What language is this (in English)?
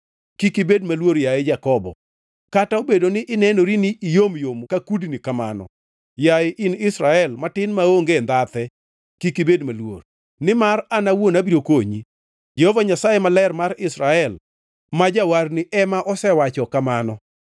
Luo (Kenya and Tanzania)